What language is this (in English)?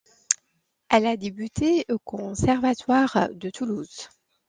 French